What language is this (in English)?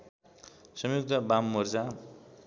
Nepali